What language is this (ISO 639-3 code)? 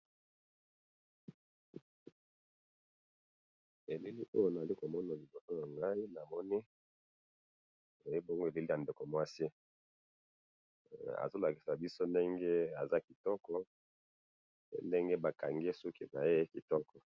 lin